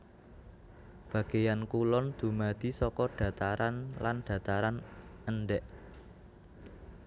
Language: Javanese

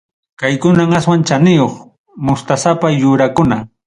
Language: Ayacucho Quechua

